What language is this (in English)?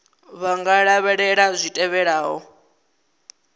Venda